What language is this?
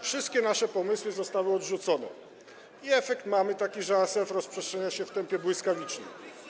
Polish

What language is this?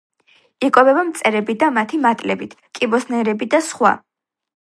Georgian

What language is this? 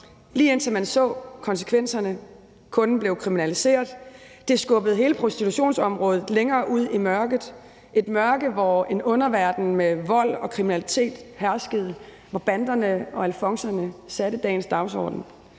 Danish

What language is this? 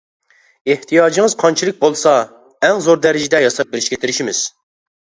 Uyghur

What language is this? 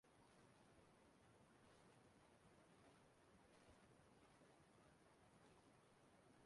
Igbo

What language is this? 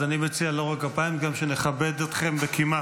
Hebrew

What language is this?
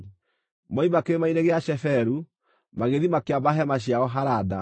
Kikuyu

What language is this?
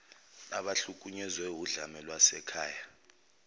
Zulu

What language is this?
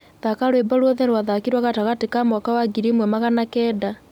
Kikuyu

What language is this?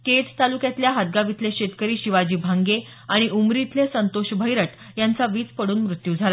Marathi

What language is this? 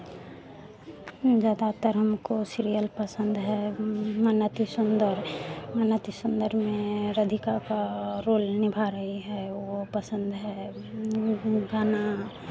Hindi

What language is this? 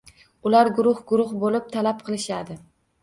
Uzbek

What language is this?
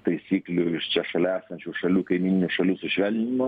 Lithuanian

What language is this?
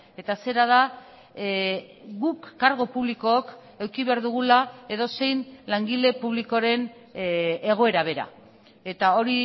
Basque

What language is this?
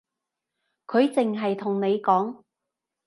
Cantonese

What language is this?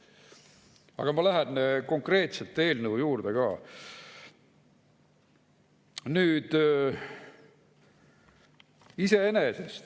Estonian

